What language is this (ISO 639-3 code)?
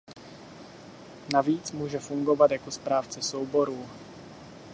ces